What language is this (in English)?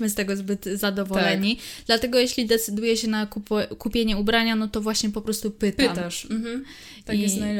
Polish